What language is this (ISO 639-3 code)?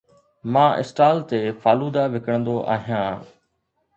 snd